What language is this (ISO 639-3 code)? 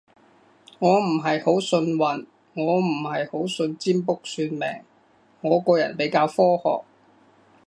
yue